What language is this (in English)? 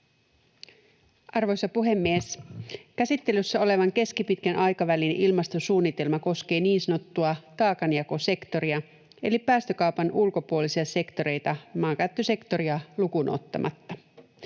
Finnish